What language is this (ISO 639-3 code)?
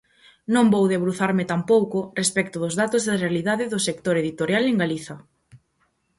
glg